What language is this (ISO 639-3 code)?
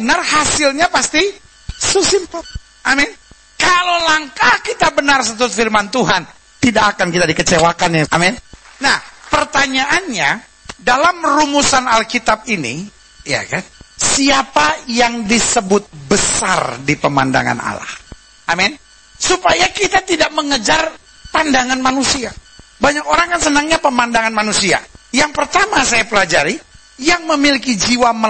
ind